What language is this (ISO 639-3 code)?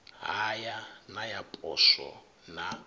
ven